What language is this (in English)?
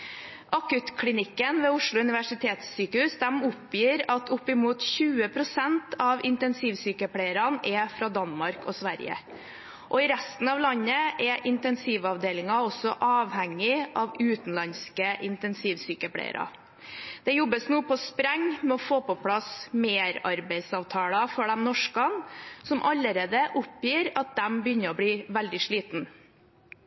Norwegian Bokmål